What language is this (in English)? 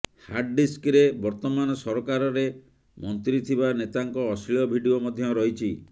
Odia